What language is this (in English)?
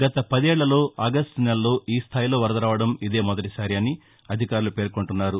Telugu